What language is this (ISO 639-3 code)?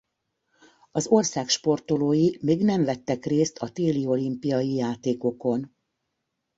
hun